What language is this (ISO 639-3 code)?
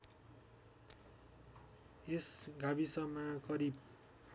nep